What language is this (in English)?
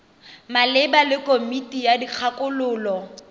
Tswana